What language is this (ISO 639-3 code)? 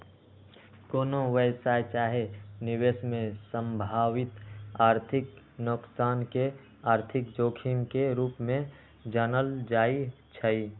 mag